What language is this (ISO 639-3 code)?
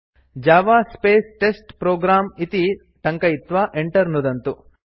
san